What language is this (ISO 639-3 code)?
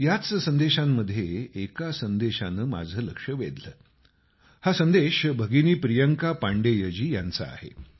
mar